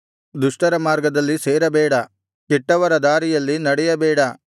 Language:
Kannada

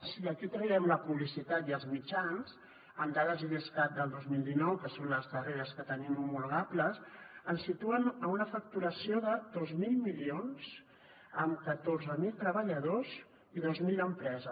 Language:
Catalan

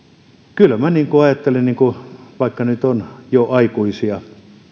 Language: Finnish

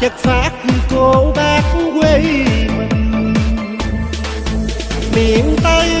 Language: Vietnamese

